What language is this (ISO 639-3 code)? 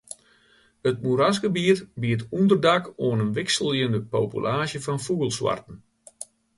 fry